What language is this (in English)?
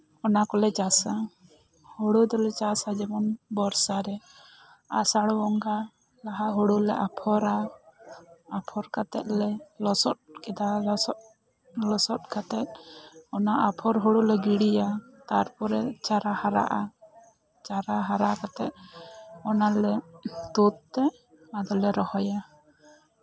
Santali